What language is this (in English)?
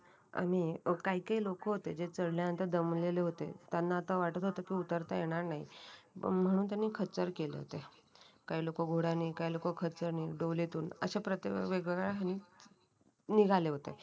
Marathi